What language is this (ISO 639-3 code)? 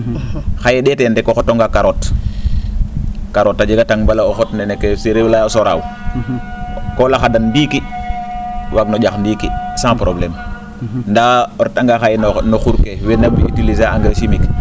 srr